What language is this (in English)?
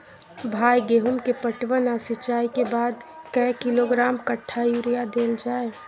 Maithili